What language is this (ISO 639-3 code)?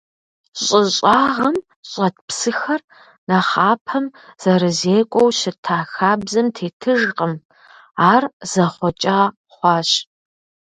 kbd